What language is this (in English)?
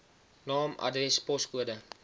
Afrikaans